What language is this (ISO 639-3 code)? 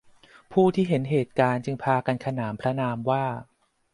tha